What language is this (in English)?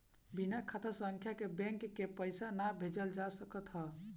Bhojpuri